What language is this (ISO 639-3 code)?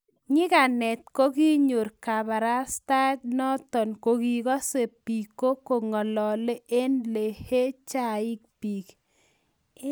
kln